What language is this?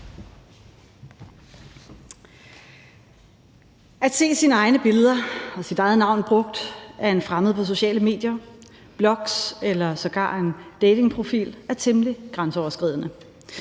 Danish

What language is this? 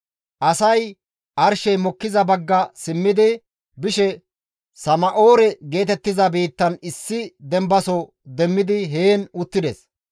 Gamo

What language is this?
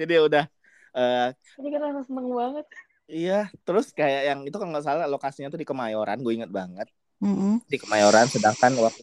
Indonesian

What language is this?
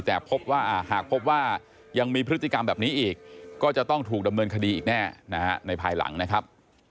Thai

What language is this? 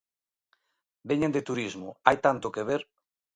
Galician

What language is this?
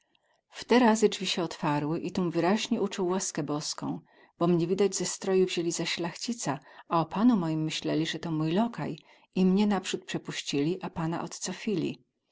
Polish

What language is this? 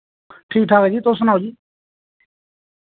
Dogri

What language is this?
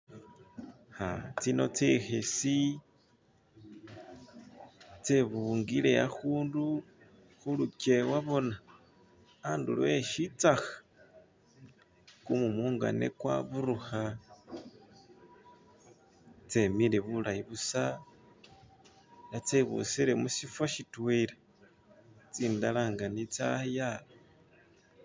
Masaaba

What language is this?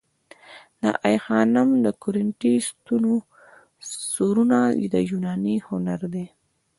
Pashto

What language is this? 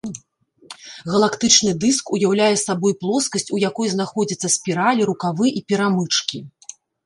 Belarusian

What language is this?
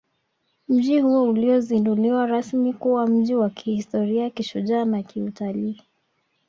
Swahili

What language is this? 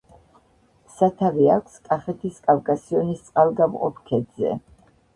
Georgian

